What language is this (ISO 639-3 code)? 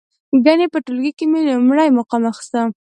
pus